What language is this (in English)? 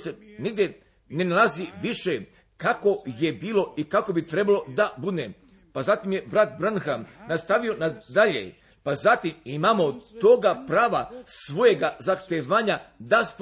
Croatian